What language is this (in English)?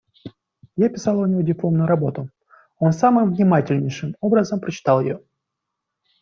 Russian